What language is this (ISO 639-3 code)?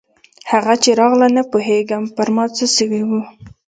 pus